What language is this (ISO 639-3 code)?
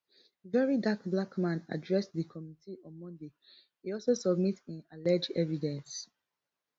pcm